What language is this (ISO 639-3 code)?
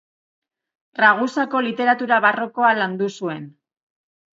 eus